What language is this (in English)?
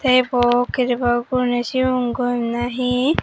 Chakma